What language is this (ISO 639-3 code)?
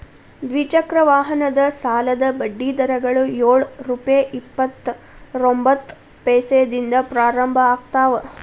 kan